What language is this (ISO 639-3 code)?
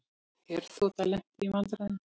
isl